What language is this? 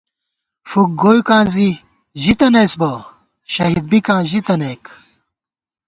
Gawar-Bati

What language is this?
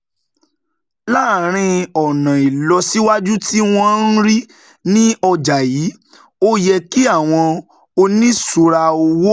Yoruba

